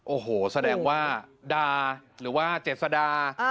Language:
Thai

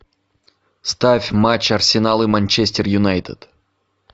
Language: Russian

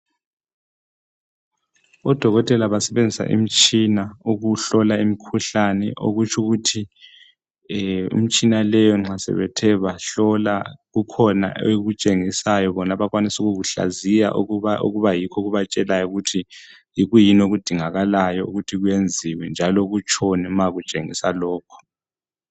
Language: North Ndebele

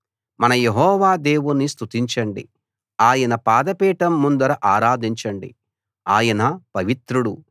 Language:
Telugu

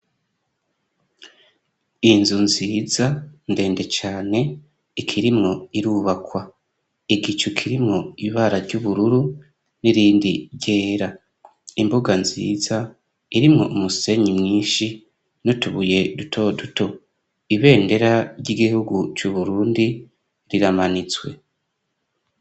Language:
Rundi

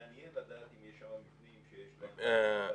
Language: Hebrew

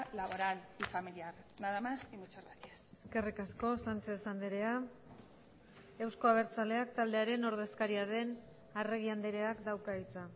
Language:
Basque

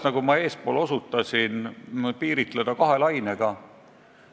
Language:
Estonian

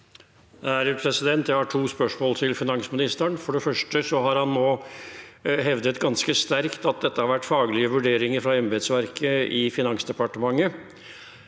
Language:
Norwegian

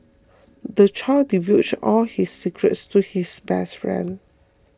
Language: English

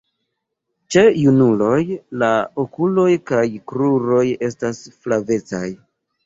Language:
Esperanto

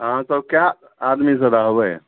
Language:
Maithili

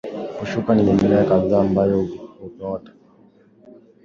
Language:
Swahili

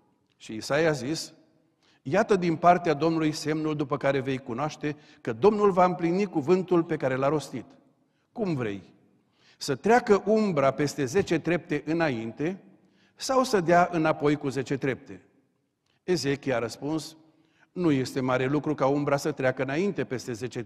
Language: Romanian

